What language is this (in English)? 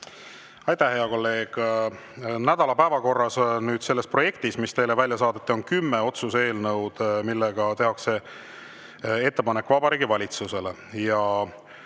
Estonian